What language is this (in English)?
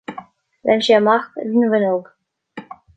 Irish